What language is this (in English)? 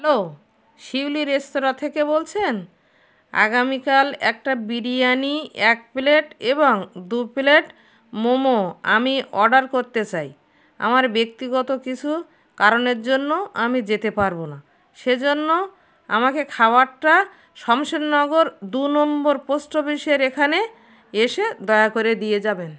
Bangla